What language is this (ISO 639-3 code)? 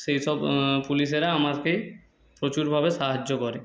ben